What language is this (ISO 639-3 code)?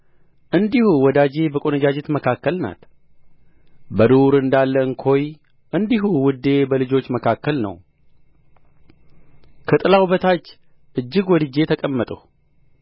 amh